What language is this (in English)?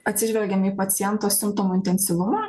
Lithuanian